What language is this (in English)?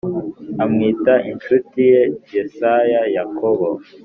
Kinyarwanda